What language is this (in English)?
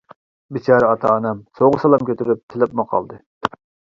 Uyghur